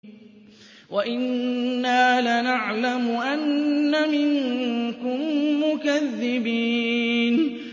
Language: Arabic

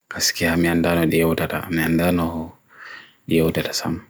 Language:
Bagirmi Fulfulde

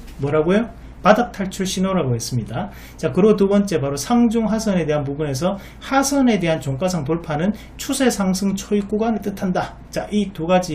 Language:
Korean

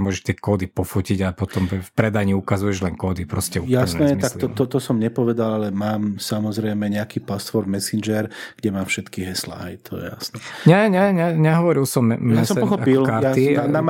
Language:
Slovak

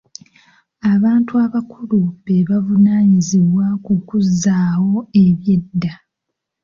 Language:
Ganda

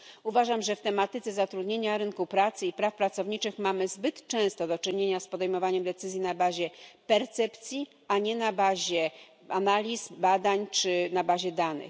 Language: Polish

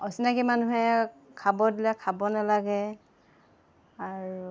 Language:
Assamese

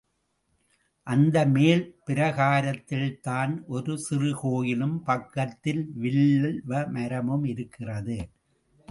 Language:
Tamil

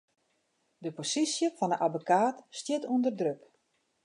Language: Western Frisian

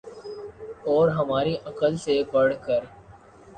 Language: Urdu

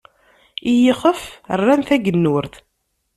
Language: Kabyle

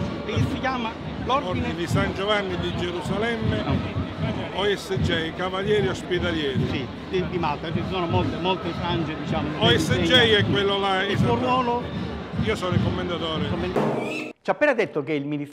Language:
Italian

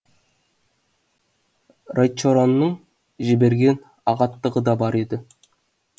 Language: Kazakh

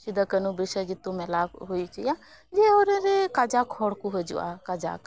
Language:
Santali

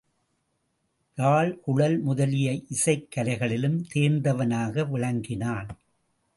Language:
Tamil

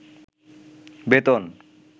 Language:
Bangla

